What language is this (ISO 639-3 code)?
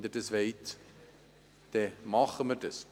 gsw